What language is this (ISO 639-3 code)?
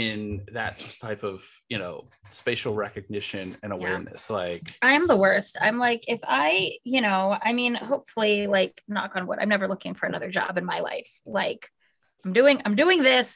eng